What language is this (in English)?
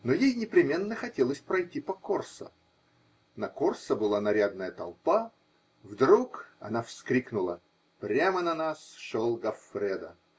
Russian